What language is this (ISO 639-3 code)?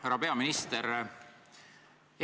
est